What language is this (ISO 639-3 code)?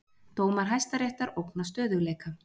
isl